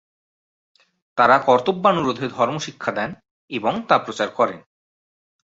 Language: Bangla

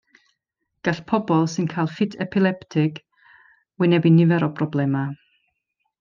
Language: Welsh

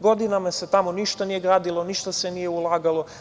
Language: Serbian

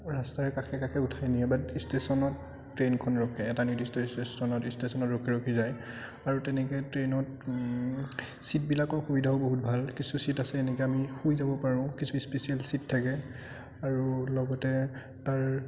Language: Assamese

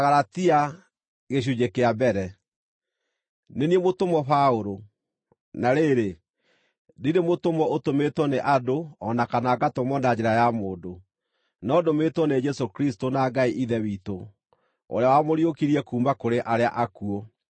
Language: Kikuyu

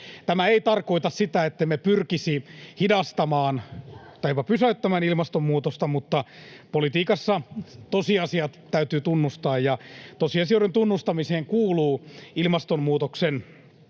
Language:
Finnish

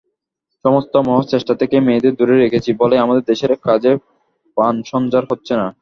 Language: Bangla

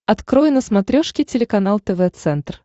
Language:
Russian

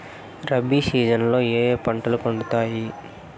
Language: Telugu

